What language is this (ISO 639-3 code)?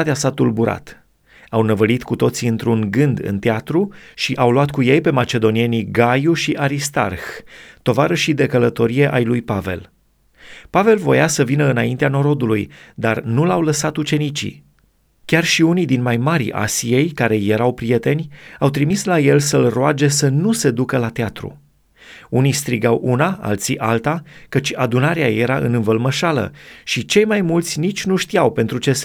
ron